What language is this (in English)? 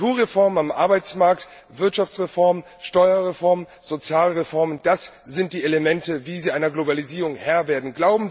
German